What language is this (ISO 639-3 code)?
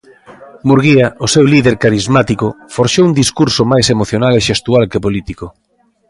glg